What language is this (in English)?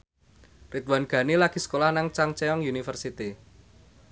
Javanese